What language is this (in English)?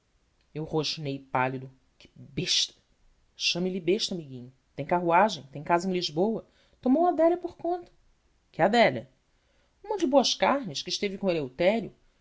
Portuguese